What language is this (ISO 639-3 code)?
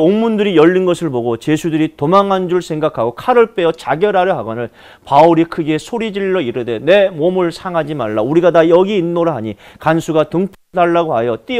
kor